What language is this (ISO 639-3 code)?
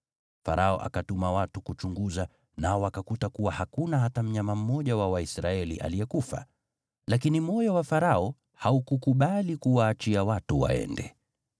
swa